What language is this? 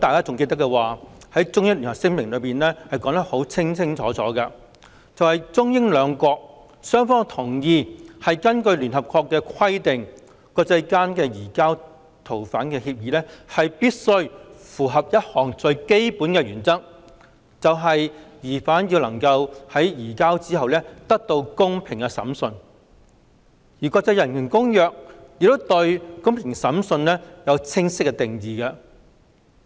Cantonese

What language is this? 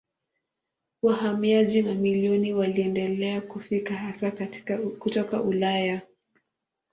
Swahili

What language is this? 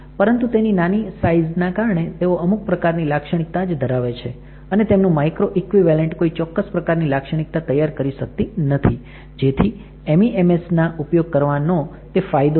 Gujarati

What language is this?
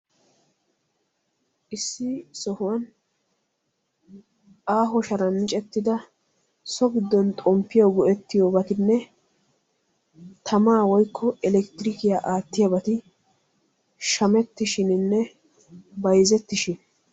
Wolaytta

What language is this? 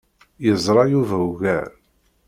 Kabyle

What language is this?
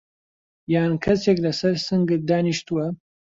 Central Kurdish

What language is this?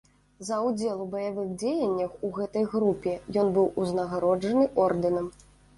Belarusian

